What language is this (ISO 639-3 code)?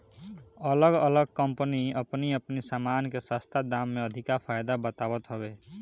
bho